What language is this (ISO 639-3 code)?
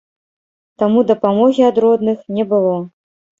bel